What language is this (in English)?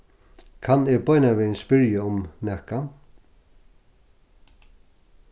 Faroese